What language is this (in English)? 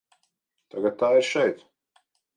Latvian